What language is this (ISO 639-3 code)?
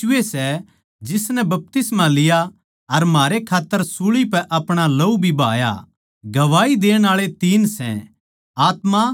bgc